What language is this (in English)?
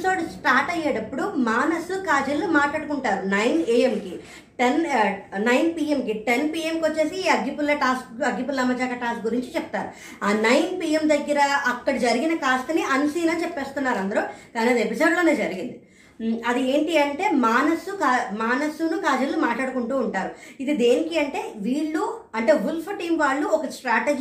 Telugu